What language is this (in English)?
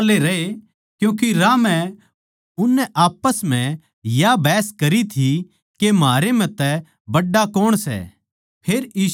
Haryanvi